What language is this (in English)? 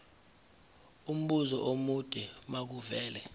Zulu